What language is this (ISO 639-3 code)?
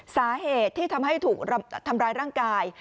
tha